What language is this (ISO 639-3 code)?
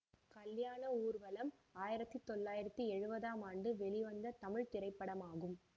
tam